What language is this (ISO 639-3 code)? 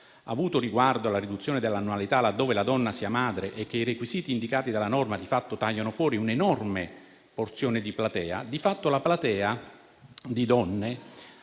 ita